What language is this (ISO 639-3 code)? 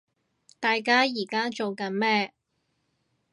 yue